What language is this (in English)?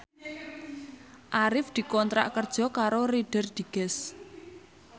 Javanese